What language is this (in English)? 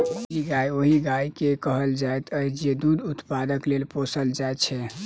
Maithili